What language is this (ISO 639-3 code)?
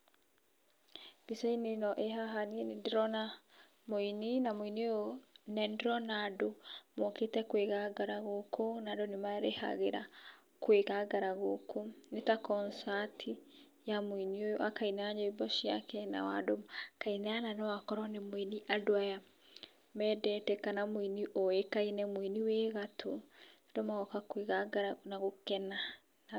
kik